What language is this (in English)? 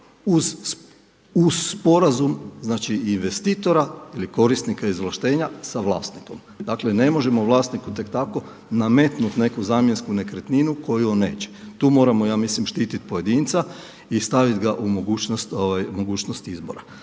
Croatian